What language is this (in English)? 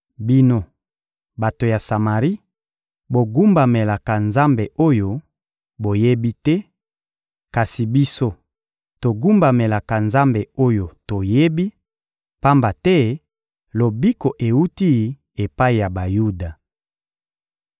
Lingala